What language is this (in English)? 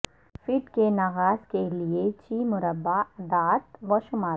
Urdu